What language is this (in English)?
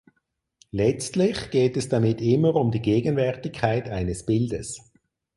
German